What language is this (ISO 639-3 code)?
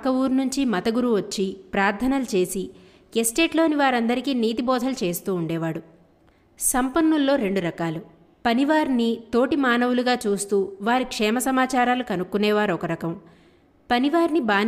tel